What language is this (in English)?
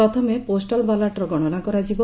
Odia